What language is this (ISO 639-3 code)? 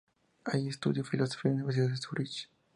spa